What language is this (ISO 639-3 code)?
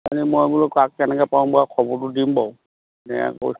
asm